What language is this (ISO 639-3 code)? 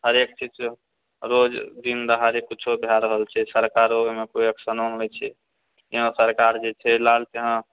mai